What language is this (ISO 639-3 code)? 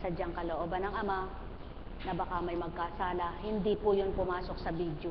fil